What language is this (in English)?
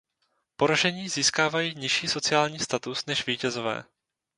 Czech